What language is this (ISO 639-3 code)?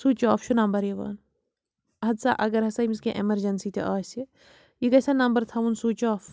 kas